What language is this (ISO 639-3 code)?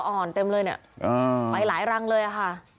tha